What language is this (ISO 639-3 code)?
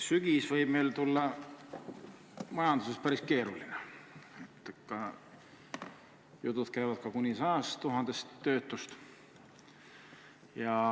est